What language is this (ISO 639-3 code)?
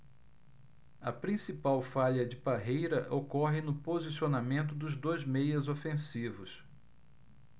por